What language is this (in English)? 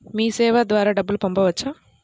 Telugu